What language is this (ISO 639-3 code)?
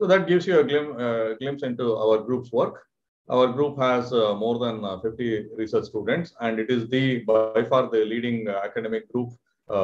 eng